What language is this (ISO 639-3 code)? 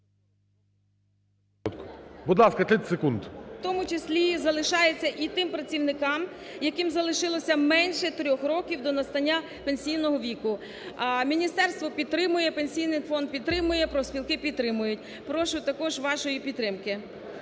ukr